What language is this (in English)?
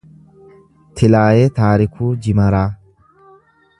Oromo